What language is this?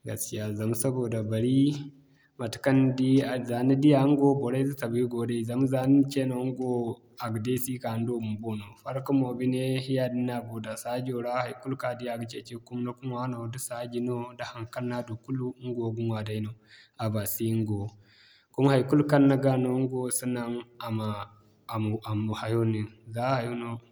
Zarma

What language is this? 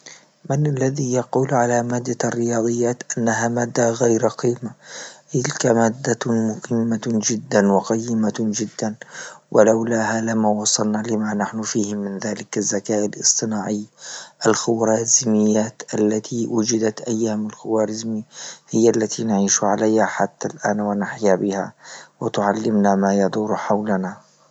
Libyan Arabic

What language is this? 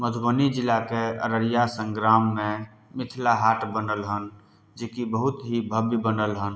Maithili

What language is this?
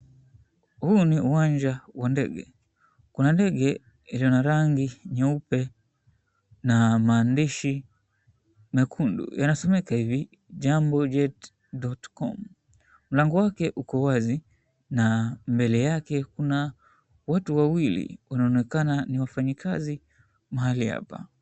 Swahili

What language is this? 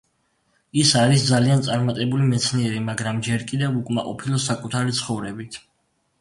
Georgian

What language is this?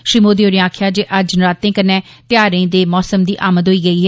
Dogri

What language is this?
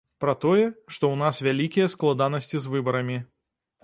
Belarusian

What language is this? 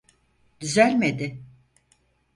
Turkish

